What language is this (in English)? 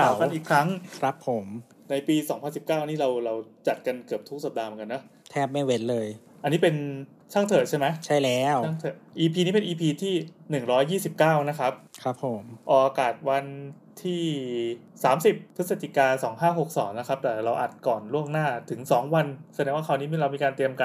Thai